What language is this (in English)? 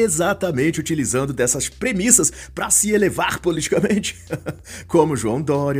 Portuguese